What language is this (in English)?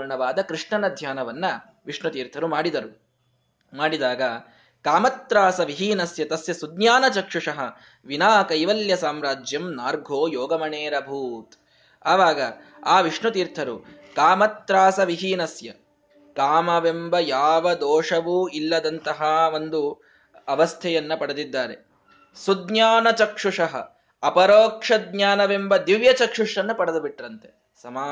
Kannada